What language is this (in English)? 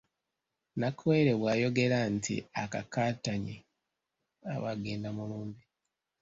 Ganda